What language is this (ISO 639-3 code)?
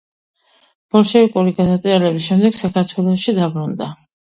kat